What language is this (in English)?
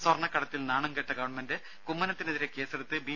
Malayalam